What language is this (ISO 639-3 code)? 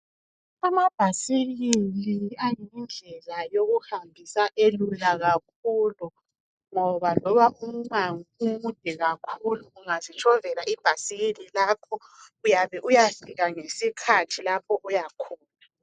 nde